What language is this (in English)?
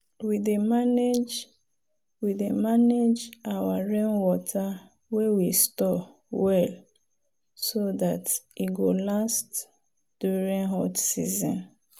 Nigerian Pidgin